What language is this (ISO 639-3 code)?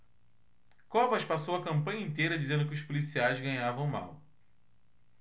por